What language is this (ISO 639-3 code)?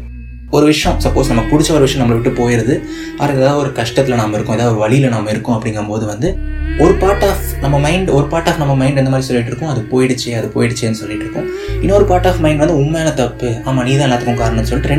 tam